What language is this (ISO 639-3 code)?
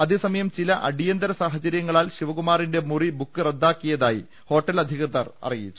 mal